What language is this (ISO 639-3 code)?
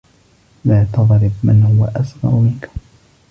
ara